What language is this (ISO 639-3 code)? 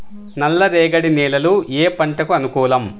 tel